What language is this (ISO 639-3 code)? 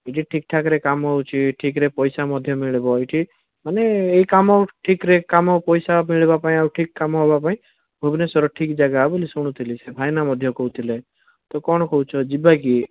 ori